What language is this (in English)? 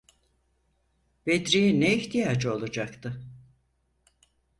Turkish